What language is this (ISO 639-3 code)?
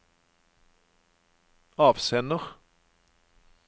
nor